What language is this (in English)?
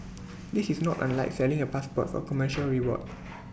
English